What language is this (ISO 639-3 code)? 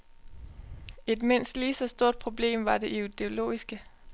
dan